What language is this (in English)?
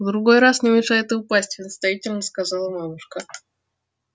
Russian